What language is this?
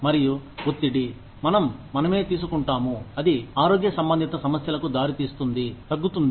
Telugu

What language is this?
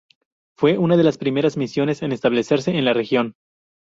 Spanish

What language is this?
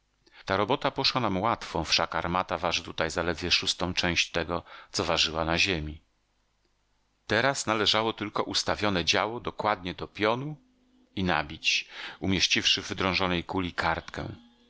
Polish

